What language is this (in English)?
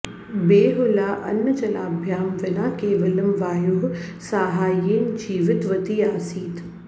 Sanskrit